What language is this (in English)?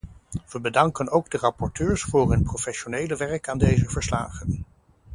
Dutch